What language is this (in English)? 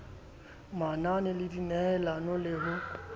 Southern Sotho